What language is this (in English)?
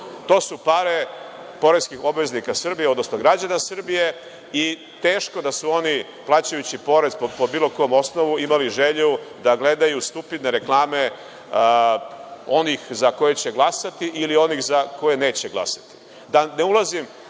Serbian